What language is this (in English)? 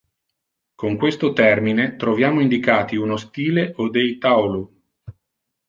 Italian